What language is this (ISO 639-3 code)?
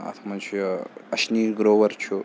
kas